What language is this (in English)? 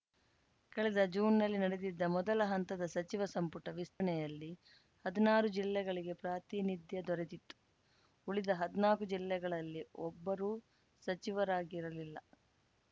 Kannada